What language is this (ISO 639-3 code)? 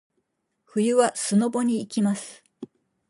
jpn